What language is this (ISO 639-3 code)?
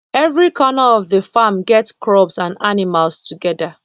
pcm